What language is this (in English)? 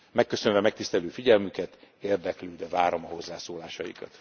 Hungarian